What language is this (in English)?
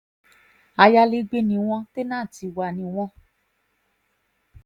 Yoruba